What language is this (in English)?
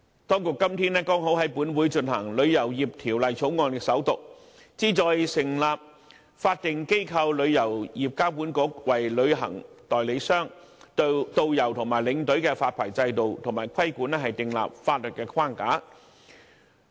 Cantonese